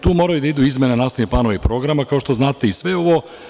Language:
Serbian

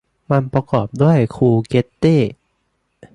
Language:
Thai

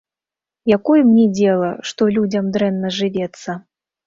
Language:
Belarusian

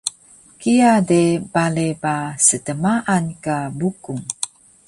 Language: Taroko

